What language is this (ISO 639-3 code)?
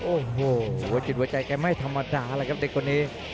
tha